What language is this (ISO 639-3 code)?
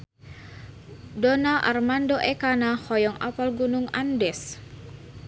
sun